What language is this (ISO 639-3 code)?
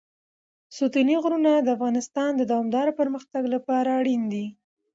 pus